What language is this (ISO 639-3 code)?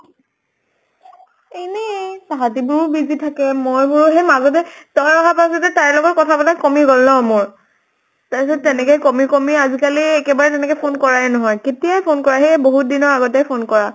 asm